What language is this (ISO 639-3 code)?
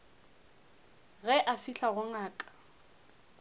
nso